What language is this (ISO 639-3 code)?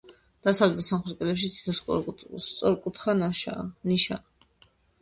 kat